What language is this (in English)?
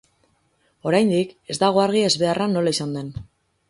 Basque